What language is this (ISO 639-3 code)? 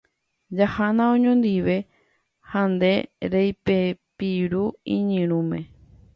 grn